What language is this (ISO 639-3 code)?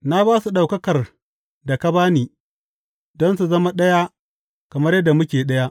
hau